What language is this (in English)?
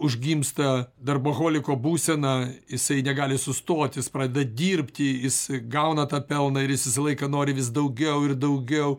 Lithuanian